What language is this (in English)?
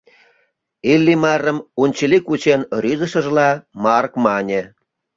Mari